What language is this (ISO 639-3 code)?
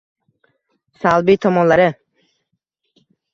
uzb